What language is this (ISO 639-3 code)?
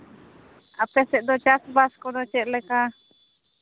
sat